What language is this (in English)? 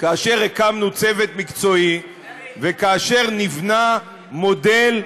Hebrew